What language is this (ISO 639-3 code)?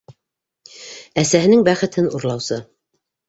bak